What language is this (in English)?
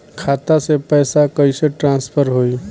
Bhojpuri